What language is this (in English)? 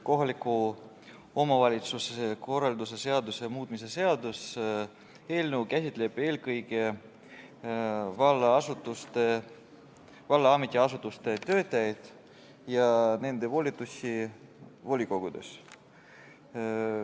Estonian